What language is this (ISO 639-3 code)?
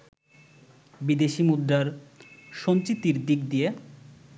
ben